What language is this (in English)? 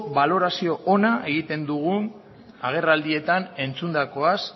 Basque